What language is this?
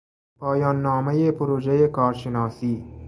Persian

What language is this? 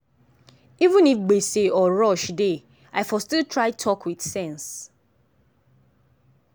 Nigerian Pidgin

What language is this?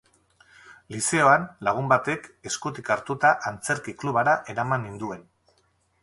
Basque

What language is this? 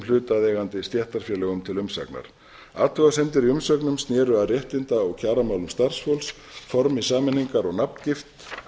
Icelandic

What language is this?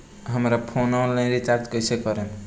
Bhojpuri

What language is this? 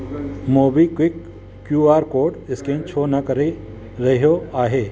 Sindhi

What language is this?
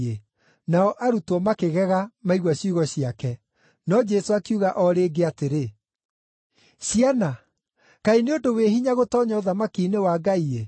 Kikuyu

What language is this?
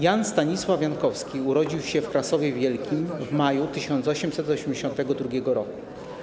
Polish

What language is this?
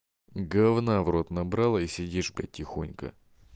Russian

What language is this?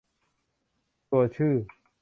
Thai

